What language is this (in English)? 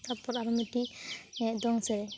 Santali